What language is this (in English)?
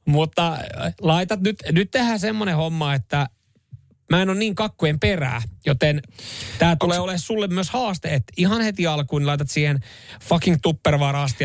Finnish